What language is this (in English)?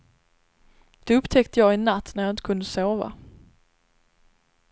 Swedish